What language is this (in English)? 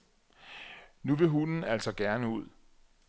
Danish